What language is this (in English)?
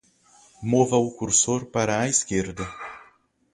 Portuguese